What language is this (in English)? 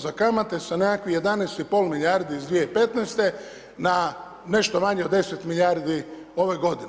Croatian